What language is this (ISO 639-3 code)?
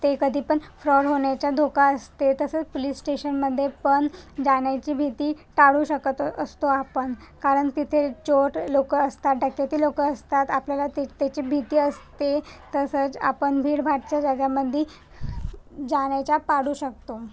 mar